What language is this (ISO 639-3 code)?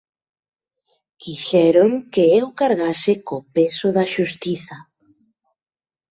glg